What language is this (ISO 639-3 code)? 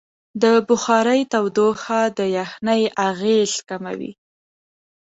pus